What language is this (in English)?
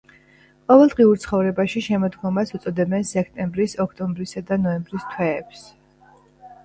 Georgian